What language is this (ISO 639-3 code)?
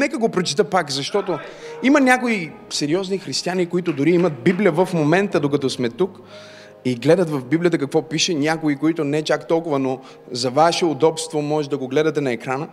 bul